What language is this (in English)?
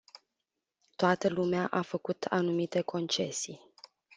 Romanian